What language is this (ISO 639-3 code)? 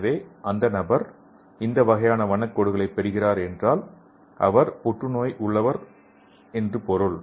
tam